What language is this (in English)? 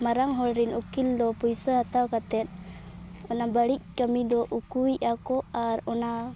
Santali